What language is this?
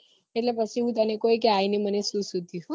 Gujarati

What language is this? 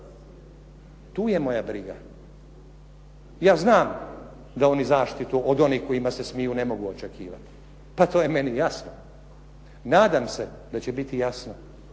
Croatian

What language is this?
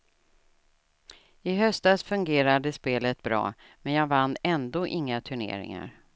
Swedish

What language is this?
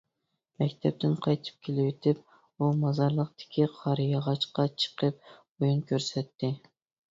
Uyghur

